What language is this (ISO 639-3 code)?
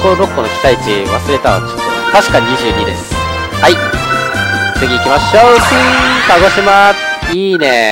jpn